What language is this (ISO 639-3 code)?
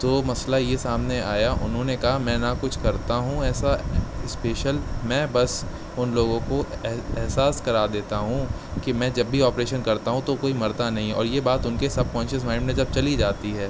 urd